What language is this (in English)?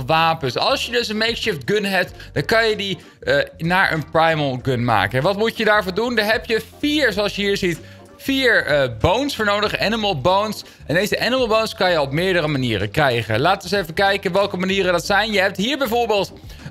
Dutch